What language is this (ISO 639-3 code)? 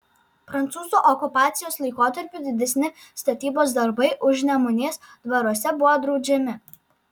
lit